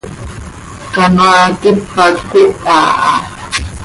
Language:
Seri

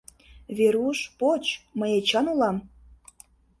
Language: Mari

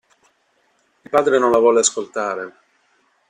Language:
Italian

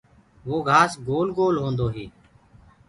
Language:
Gurgula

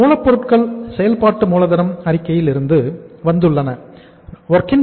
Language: Tamil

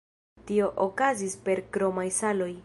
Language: Esperanto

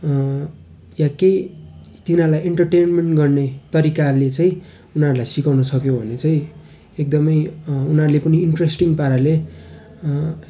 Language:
Nepali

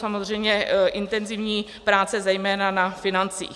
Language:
Czech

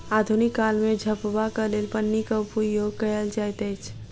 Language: Maithili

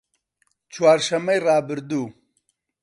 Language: Central Kurdish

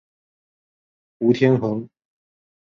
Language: Chinese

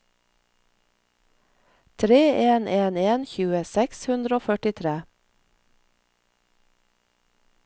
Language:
Norwegian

